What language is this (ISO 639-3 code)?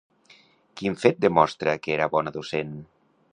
cat